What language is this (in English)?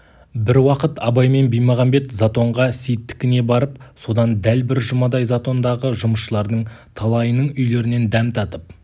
Kazakh